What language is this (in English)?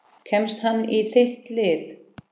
Icelandic